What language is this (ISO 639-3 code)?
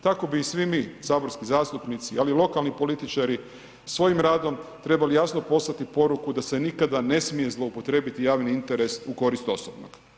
hrv